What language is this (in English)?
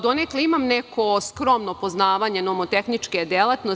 Serbian